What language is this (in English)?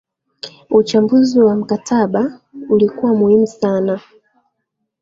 Swahili